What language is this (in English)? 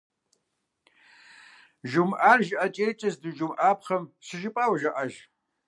Kabardian